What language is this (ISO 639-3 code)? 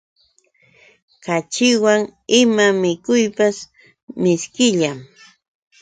qux